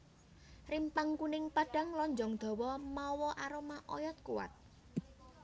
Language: Javanese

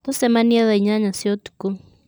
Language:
Kikuyu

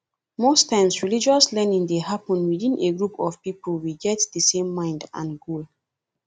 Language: Nigerian Pidgin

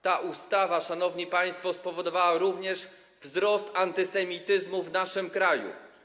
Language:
Polish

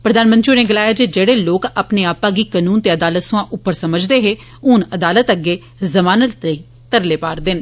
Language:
Dogri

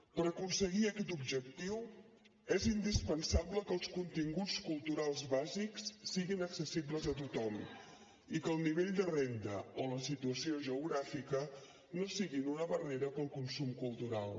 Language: Catalan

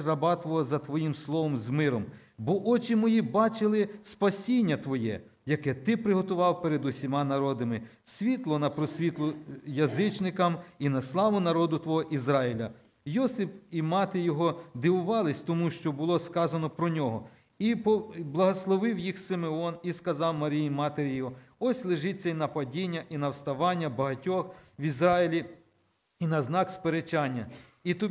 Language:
Ukrainian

